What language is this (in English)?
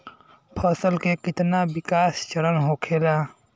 Bhojpuri